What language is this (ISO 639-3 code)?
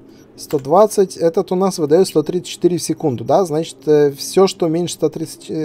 rus